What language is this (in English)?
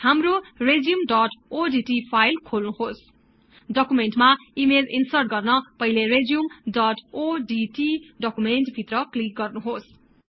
Nepali